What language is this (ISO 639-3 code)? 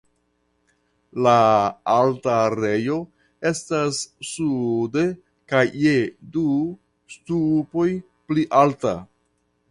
epo